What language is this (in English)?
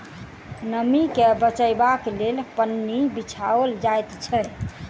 Maithili